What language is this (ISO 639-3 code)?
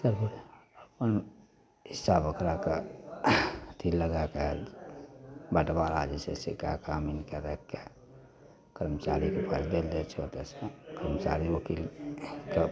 mai